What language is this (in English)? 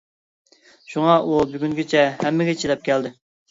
Uyghur